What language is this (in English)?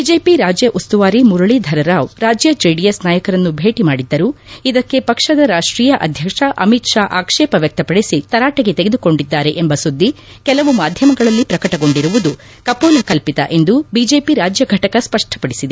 Kannada